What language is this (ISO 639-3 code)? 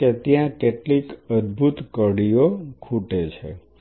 guj